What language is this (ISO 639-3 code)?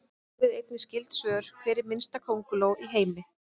isl